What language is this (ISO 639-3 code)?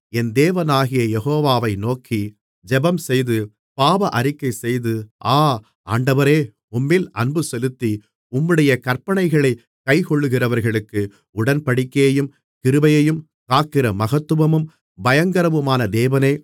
tam